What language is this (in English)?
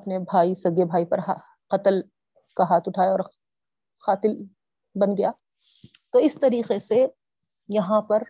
Urdu